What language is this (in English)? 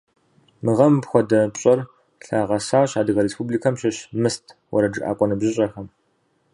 Kabardian